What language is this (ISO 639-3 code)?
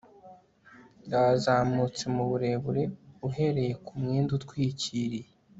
kin